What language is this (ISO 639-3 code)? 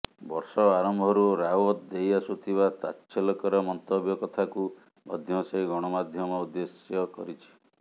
ori